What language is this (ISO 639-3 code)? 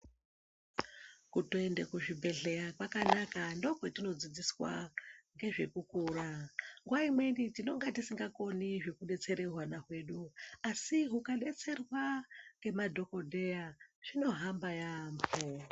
ndc